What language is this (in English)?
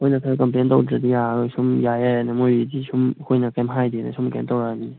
Manipuri